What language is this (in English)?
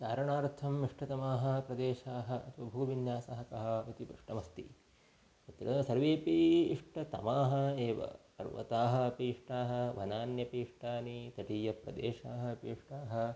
Sanskrit